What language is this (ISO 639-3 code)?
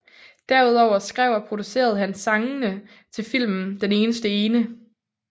dan